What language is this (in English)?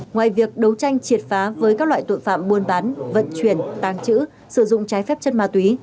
Vietnamese